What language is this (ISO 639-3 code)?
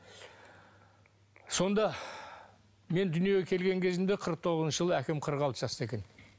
kaz